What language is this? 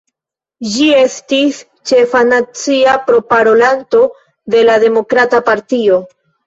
Esperanto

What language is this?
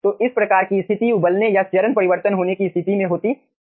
Hindi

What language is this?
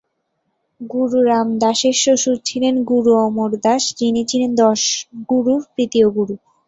Bangla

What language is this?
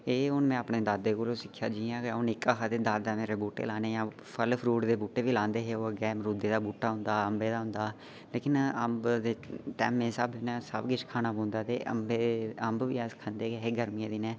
Dogri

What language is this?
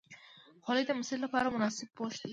Pashto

